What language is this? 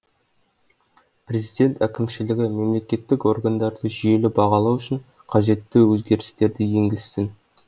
Kazakh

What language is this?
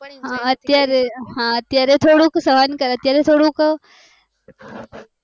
Gujarati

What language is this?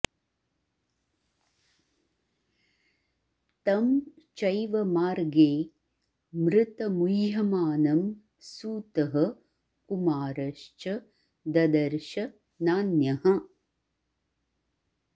Sanskrit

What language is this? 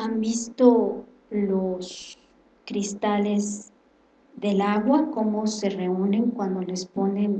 Spanish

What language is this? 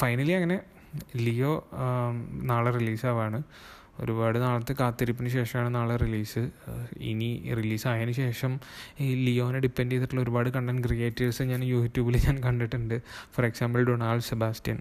Malayalam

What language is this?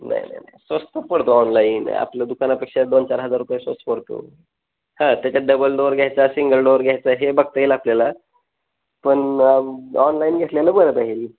Marathi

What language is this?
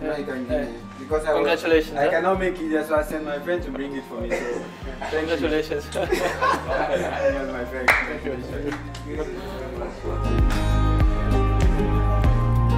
Dutch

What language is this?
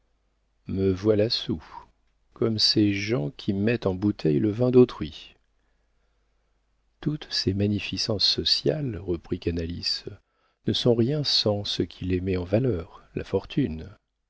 French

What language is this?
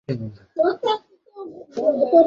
Bangla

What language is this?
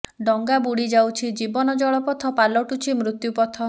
Odia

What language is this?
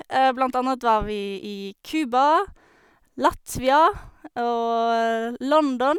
Norwegian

